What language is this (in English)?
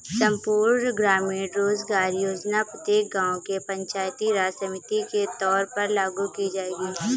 Hindi